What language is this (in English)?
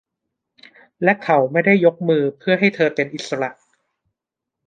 Thai